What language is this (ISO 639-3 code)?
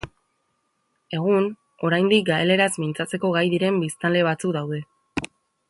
eus